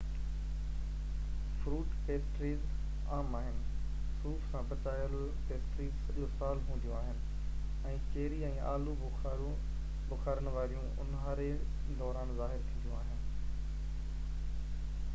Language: Sindhi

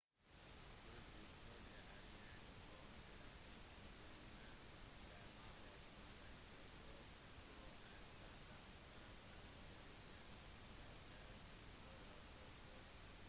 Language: Norwegian Bokmål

